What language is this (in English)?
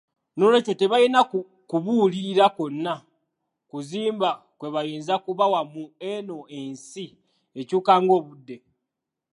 Ganda